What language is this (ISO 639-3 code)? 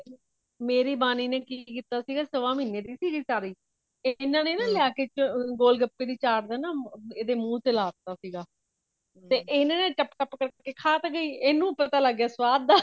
pan